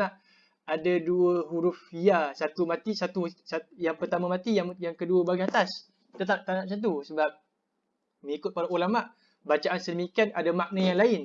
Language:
Malay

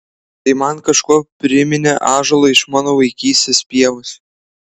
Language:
Lithuanian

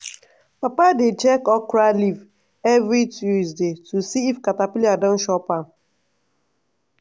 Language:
Nigerian Pidgin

